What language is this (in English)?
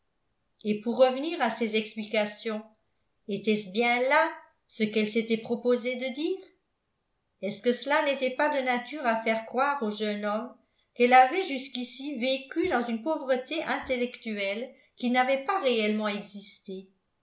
French